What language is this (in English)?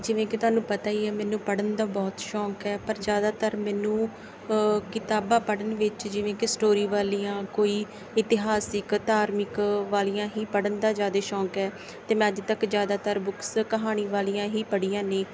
Punjabi